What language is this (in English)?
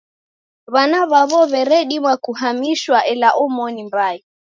Taita